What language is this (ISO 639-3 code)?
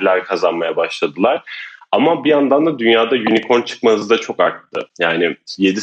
tur